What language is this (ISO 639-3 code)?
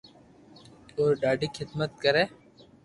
lrk